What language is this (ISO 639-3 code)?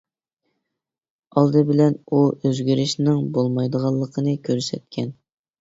uig